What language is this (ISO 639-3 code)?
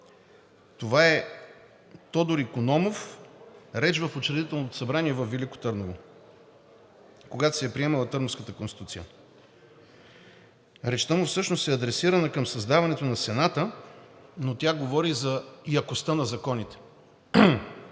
bul